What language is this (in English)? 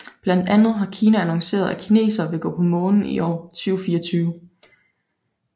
Danish